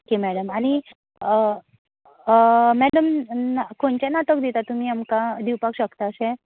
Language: Konkani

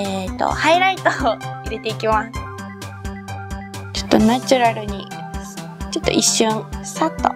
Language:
Japanese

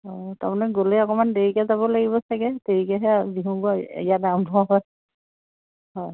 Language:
Assamese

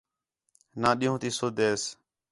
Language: Khetrani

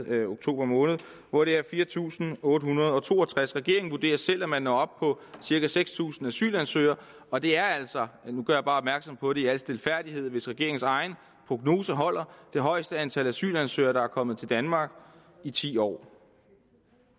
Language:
Danish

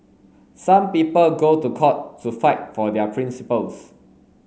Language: English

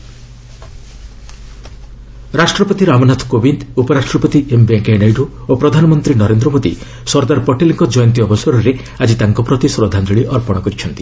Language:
Odia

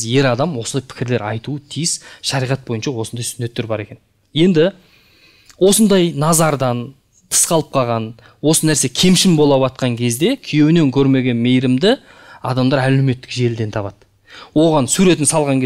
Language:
Turkish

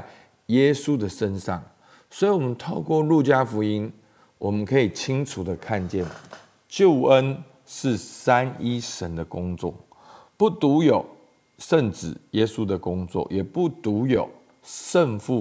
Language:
Chinese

